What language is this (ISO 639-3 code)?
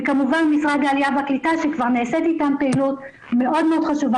heb